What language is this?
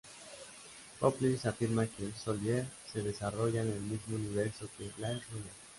Spanish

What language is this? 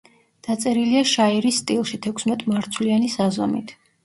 Georgian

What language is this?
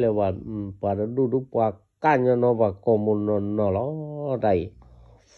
Vietnamese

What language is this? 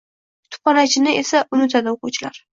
Uzbek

